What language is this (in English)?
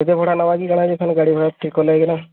Odia